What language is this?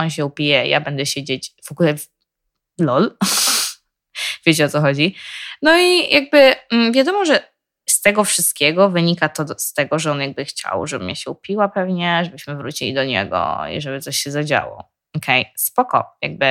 Polish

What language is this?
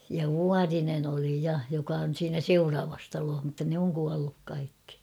Finnish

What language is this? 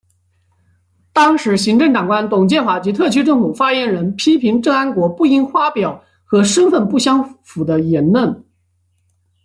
Chinese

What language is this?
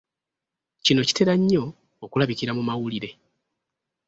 Ganda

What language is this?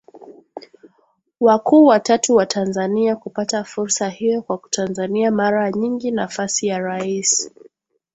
Swahili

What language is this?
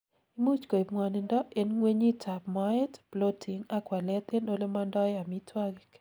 Kalenjin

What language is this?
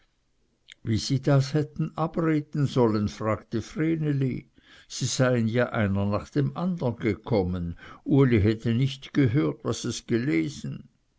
German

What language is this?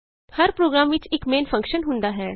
Punjabi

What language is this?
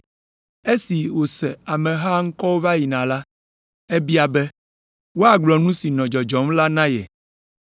Ewe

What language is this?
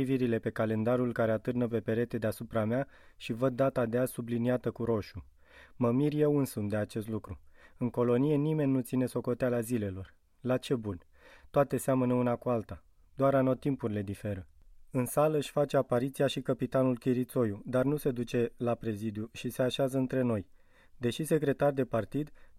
Romanian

